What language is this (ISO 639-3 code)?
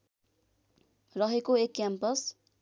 nep